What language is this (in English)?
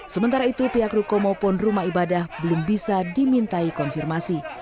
Indonesian